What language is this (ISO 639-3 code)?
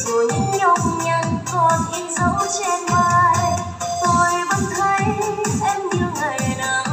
vie